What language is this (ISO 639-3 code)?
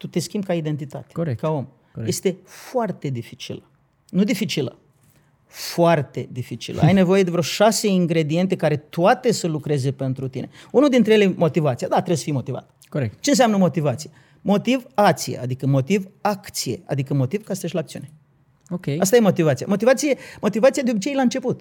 ron